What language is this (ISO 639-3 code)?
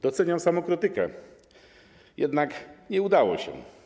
pol